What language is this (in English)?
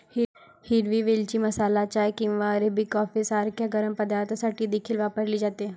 Marathi